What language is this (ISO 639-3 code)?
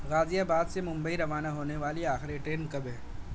urd